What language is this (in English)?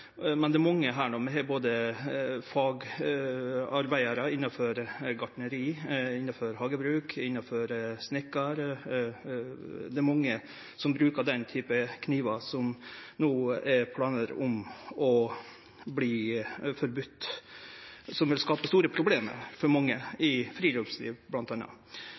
Norwegian Nynorsk